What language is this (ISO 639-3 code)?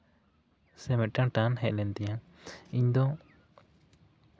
sat